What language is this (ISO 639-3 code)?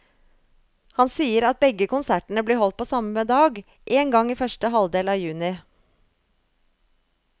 nor